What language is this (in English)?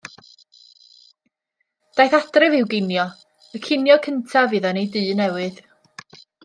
Welsh